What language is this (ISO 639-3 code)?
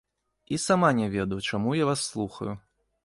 bel